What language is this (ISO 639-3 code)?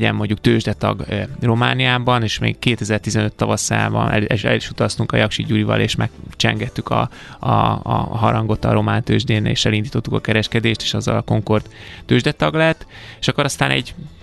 hun